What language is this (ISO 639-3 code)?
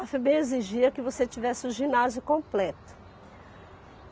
por